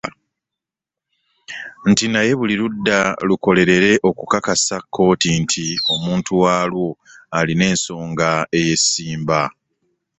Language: Ganda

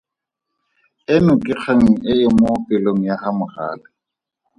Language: Tswana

